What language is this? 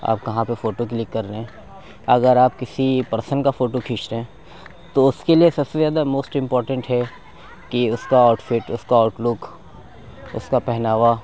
Urdu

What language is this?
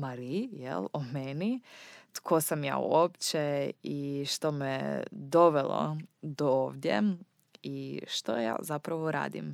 Croatian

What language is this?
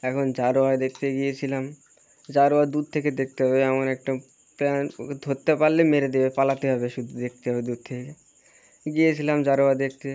Bangla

